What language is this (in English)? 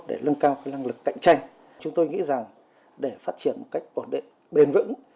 Vietnamese